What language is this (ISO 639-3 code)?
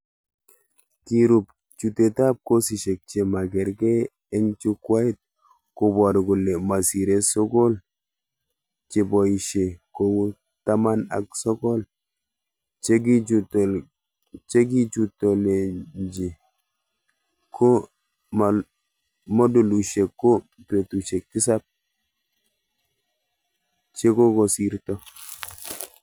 kln